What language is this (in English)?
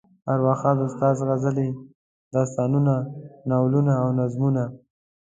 Pashto